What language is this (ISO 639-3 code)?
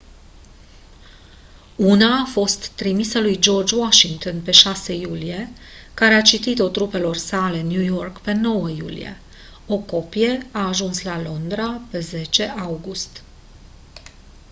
ron